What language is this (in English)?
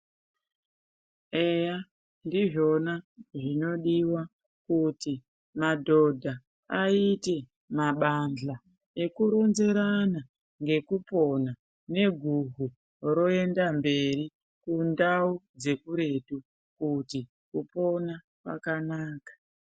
Ndau